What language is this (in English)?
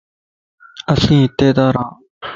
Lasi